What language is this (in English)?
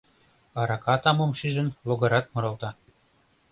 Mari